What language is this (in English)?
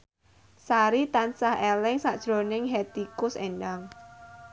Javanese